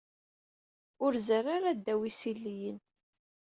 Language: Kabyle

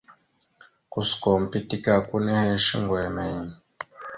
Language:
Mada (Cameroon)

